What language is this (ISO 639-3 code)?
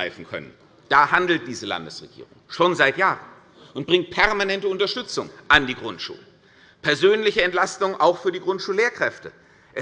deu